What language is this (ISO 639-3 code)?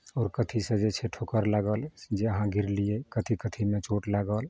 mai